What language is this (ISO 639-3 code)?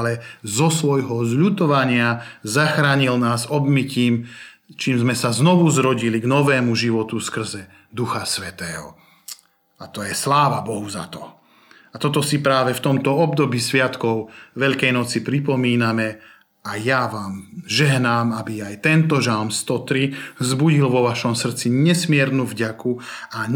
slk